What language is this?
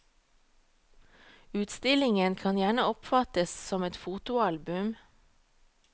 Norwegian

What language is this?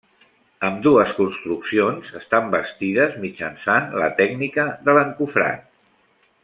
Catalan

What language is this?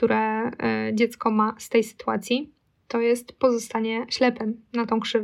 Polish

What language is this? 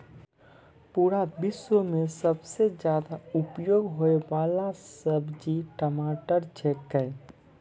Maithili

